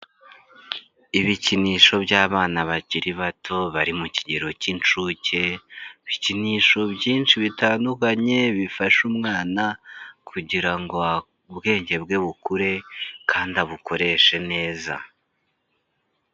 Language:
Kinyarwanda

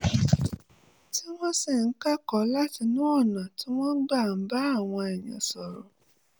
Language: Yoruba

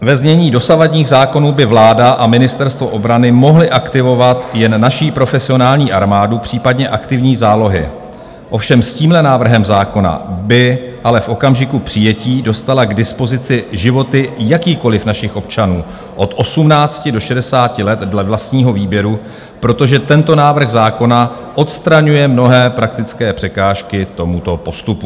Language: Czech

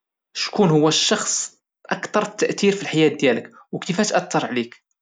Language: Moroccan Arabic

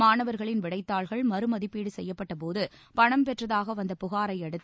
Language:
Tamil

